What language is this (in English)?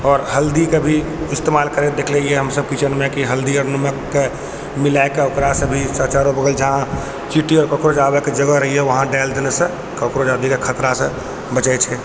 Maithili